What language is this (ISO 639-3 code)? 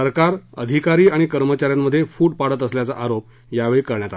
mar